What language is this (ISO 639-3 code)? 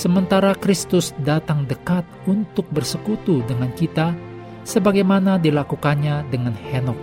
ind